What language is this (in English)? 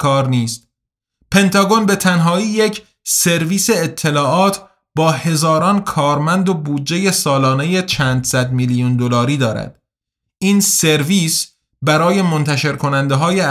Persian